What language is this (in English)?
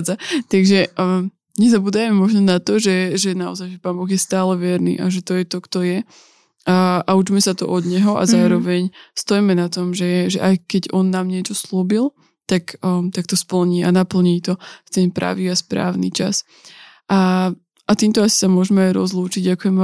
Slovak